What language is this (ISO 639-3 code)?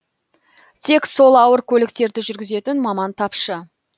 kaz